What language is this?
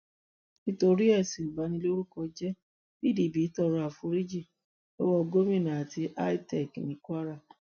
Yoruba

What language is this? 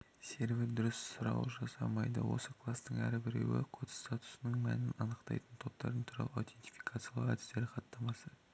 Kazakh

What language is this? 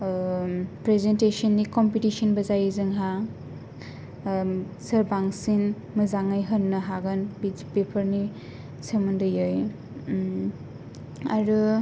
Bodo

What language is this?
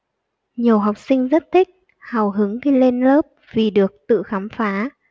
Vietnamese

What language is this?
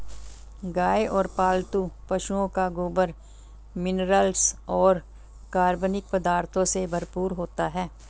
Hindi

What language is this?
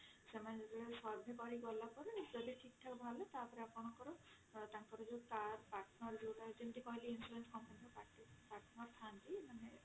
Odia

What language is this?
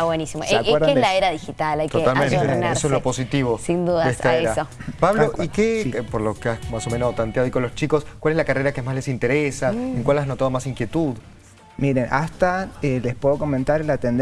Spanish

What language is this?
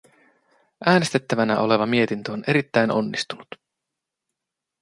Finnish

